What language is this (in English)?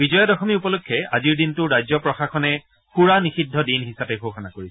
Assamese